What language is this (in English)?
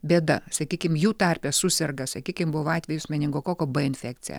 Lithuanian